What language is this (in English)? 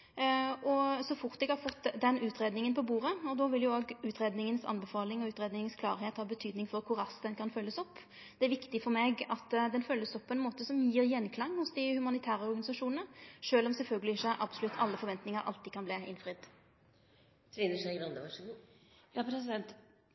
Norwegian Nynorsk